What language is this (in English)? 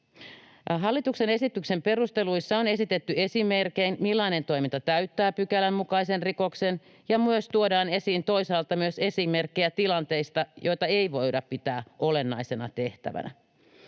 Finnish